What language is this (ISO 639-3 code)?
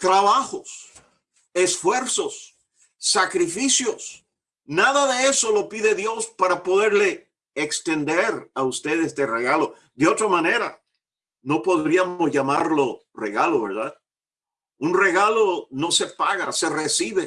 spa